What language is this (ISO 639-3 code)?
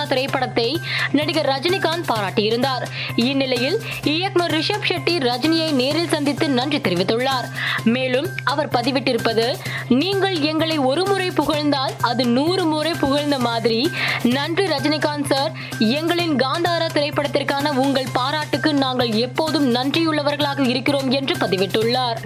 tam